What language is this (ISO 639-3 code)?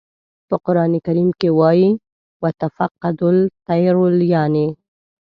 pus